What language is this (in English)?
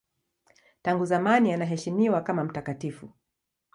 Swahili